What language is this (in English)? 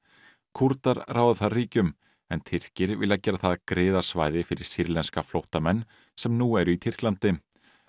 Icelandic